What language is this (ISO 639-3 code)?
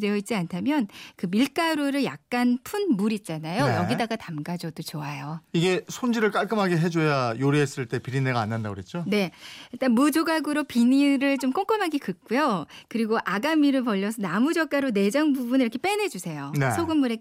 kor